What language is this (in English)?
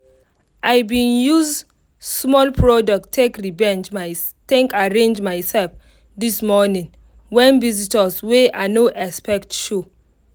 Nigerian Pidgin